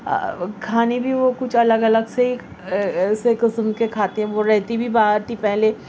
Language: Urdu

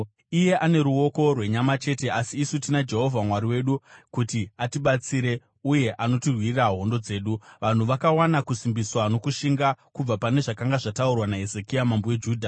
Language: Shona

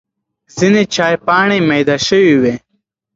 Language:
Pashto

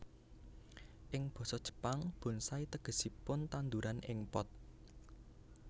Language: Javanese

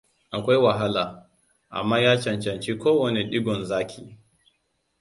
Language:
Hausa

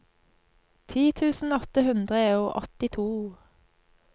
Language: Norwegian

